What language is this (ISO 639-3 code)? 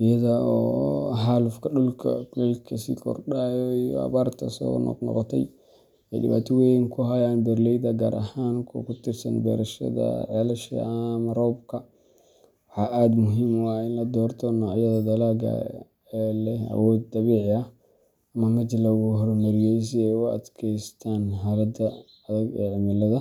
som